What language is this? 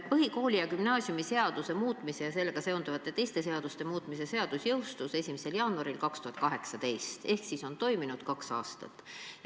Estonian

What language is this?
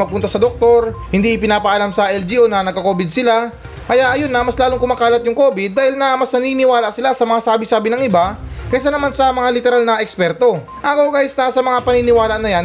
Filipino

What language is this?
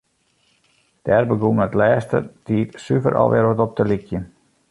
Western Frisian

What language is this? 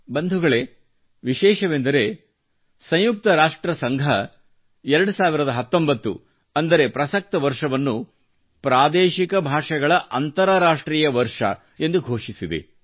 Kannada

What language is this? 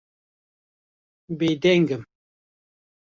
Kurdish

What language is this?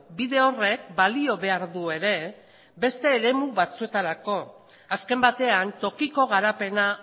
Basque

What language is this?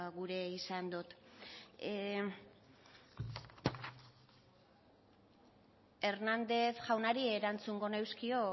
Basque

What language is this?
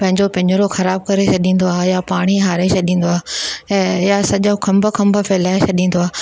Sindhi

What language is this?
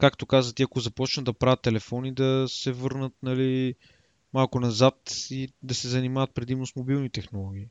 Bulgarian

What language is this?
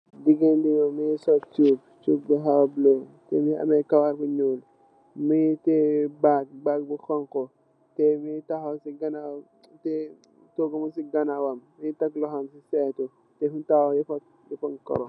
Wolof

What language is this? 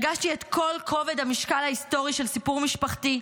Hebrew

